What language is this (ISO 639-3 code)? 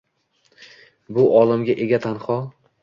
uzb